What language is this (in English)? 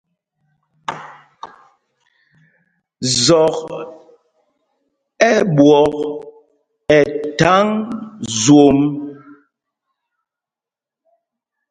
Mpumpong